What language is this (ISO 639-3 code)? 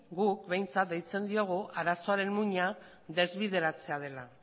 eus